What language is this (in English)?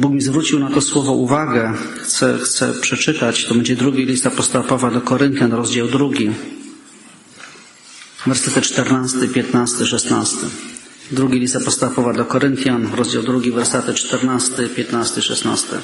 Polish